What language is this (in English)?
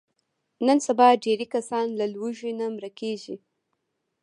Pashto